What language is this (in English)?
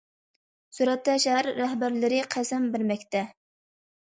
Uyghur